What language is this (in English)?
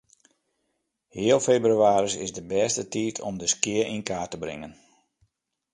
Western Frisian